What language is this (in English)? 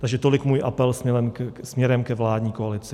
Czech